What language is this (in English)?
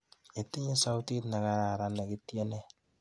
Kalenjin